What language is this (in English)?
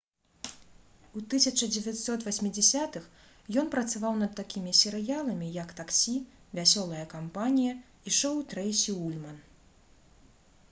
Belarusian